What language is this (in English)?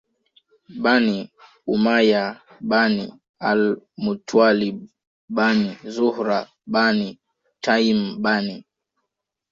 Swahili